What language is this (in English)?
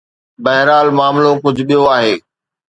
Sindhi